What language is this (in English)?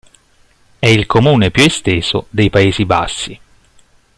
Italian